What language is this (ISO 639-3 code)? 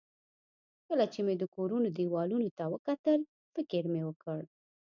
pus